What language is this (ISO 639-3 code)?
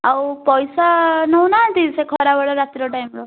ori